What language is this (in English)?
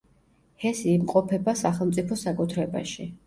Georgian